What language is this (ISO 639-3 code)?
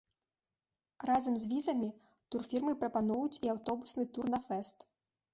bel